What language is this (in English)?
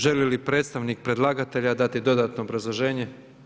Croatian